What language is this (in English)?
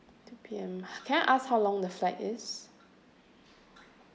English